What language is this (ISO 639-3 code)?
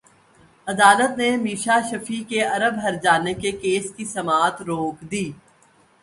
urd